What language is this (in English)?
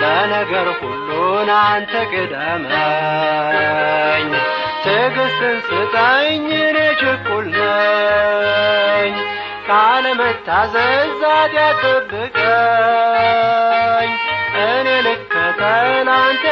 Amharic